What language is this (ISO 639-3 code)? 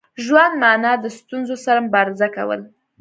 pus